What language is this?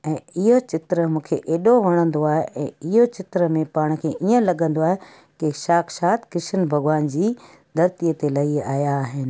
Sindhi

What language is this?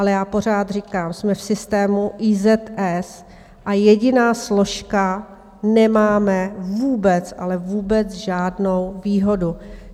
Czech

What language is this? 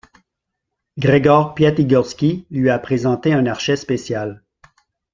French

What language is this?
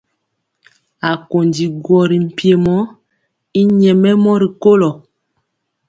Mpiemo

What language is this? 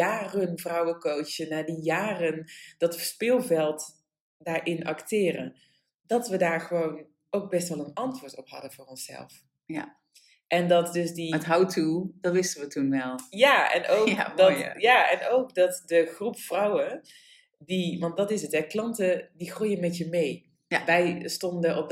Dutch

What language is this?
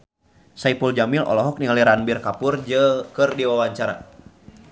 Sundanese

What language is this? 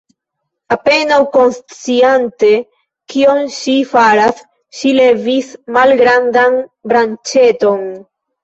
Esperanto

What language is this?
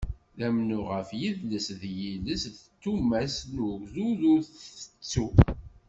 Kabyle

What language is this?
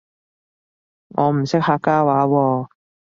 Cantonese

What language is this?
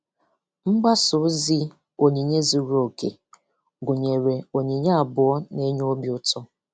Igbo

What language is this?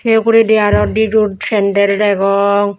Chakma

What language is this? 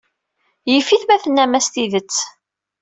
Kabyle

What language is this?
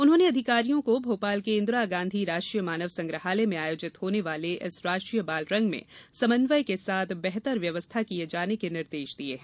Hindi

